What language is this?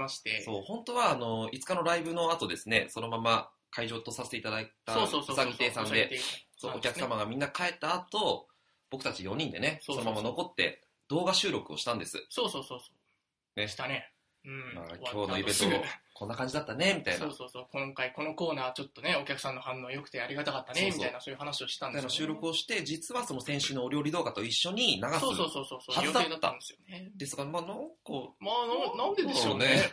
Japanese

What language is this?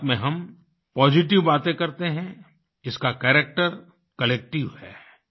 Hindi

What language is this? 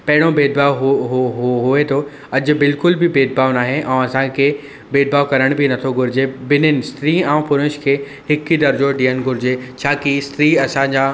Sindhi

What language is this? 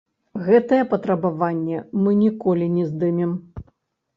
Belarusian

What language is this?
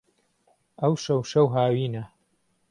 Central Kurdish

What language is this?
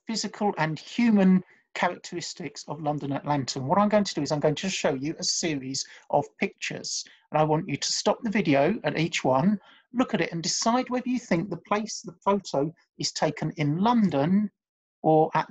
English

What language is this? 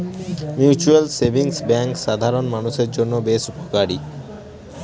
Bangla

